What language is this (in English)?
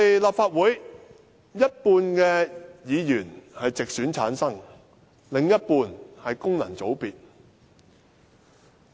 Cantonese